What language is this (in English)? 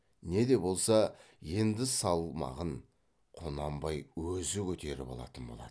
Kazakh